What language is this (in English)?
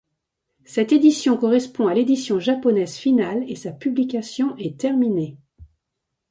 French